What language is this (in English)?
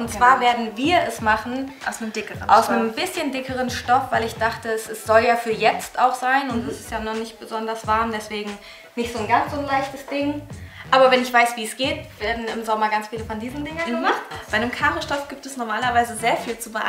German